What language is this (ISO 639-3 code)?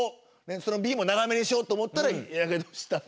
jpn